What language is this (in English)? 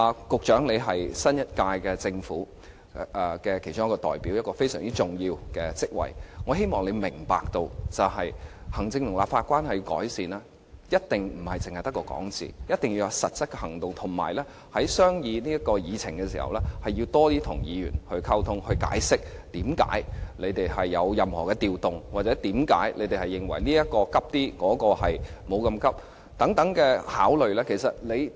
Cantonese